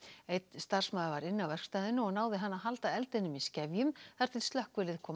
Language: Icelandic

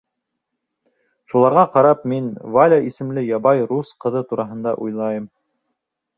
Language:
Bashkir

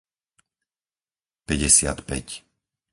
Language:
Slovak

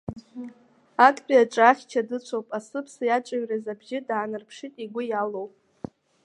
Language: Abkhazian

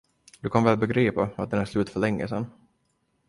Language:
Swedish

